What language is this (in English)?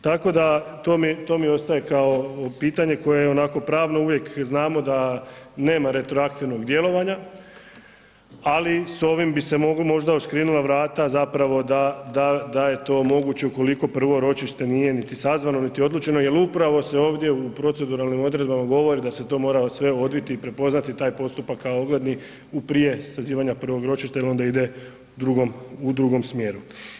Croatian